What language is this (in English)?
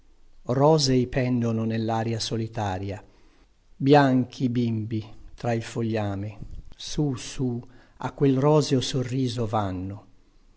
Italian